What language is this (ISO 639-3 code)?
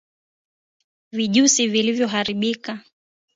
swa